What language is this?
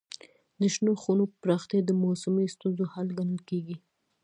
Pashto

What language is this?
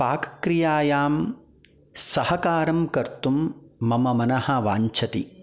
Sanskrit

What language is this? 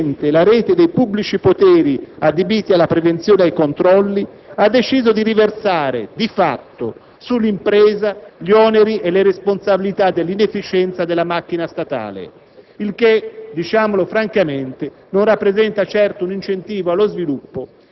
Italian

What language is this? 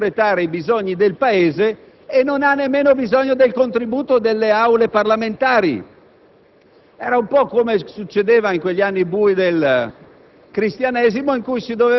Italian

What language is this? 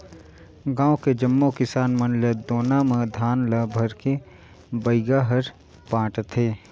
Chhattisgarhi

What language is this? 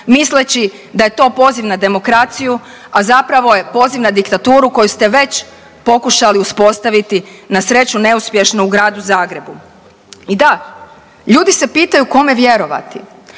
Croatian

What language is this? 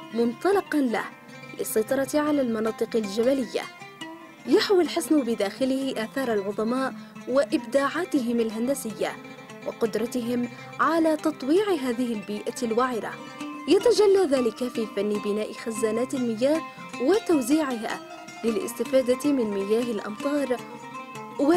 Arabic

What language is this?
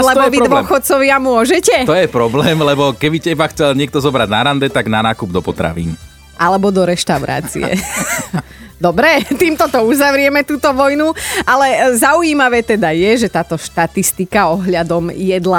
Slovak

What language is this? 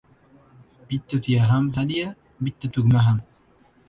Uzbek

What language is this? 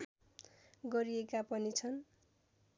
Nepali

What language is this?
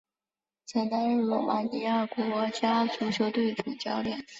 Chinese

